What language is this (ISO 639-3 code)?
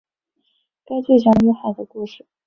zho